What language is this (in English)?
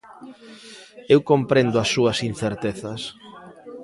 Galician